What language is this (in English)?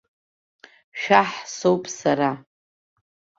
Abkhazian